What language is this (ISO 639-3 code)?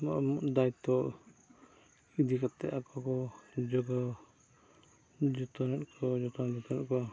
sat